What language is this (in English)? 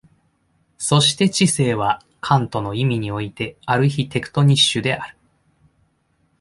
Japanese